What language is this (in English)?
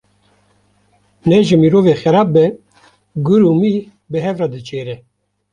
Kurdish